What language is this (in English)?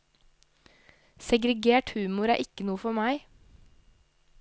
Norwegian